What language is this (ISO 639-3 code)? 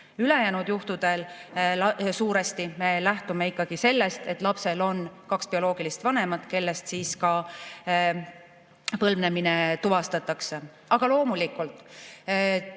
est